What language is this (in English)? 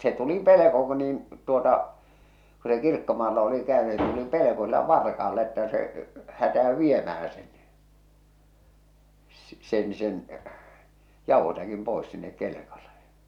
Finnish